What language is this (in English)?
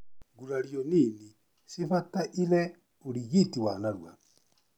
Kikuyu